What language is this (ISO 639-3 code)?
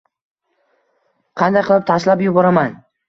uzb